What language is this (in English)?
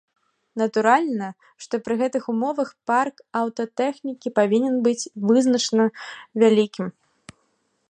Belarusian